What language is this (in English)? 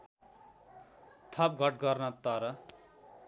Nepali